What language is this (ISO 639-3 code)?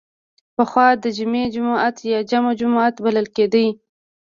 pus